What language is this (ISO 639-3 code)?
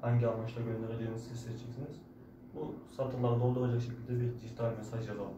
tur